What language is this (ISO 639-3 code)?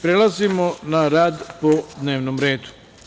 srp